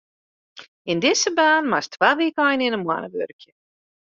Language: Western Frisian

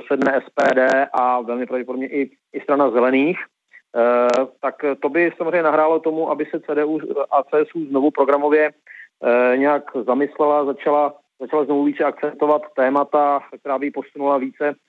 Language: Czech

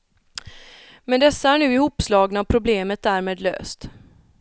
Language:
Swedish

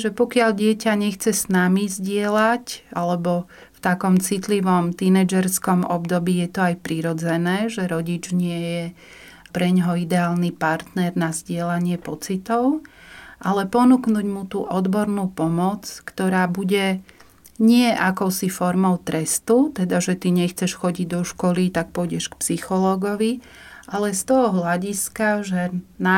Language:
Slovak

